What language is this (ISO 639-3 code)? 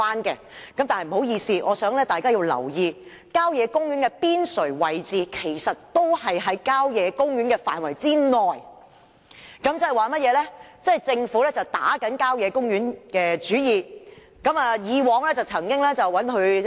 yue